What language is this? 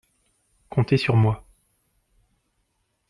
French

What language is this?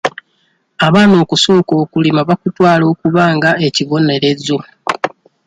Ganda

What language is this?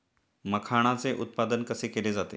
Marathi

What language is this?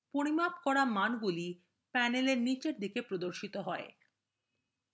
Bangla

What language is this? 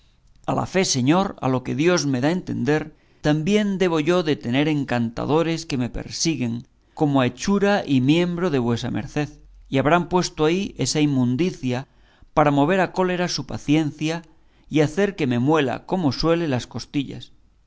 Spanish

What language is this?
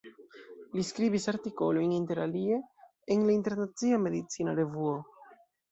Esperanto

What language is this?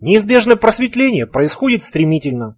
Russian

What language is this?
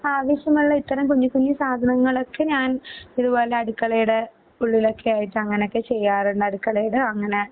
Malayalam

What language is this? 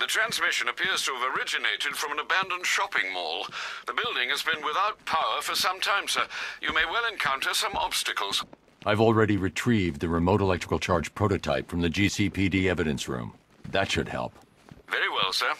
Polish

